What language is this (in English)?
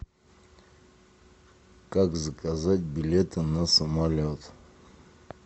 Russian